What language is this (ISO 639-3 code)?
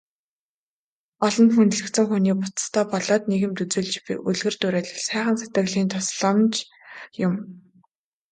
mon